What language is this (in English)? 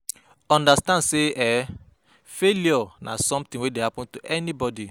Nigerian Pidgin